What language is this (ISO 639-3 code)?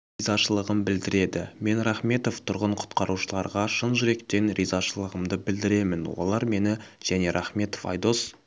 kaz